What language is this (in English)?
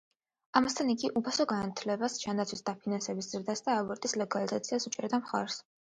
Georgian